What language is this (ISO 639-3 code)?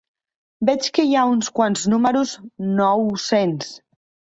cat